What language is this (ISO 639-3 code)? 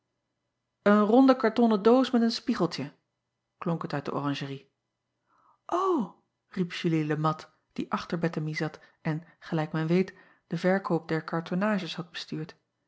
nld